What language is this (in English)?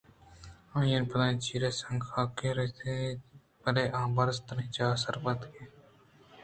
Eastern Balochi